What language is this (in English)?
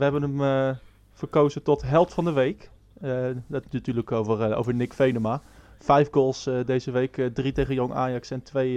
Dutch